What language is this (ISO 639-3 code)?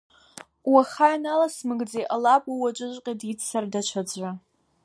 abk